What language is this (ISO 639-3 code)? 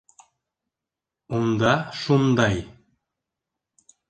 bak